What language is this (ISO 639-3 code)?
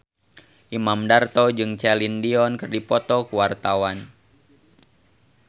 sun